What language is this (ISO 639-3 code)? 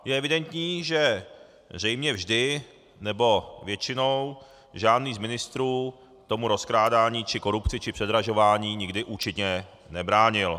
ces